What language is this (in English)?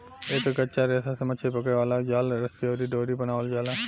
Bhojpuri